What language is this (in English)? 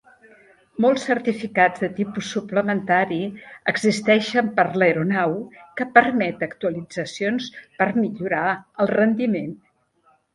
Catalan